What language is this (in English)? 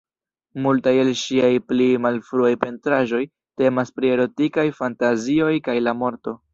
Esperanto